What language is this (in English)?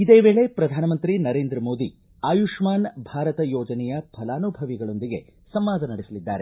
Kannada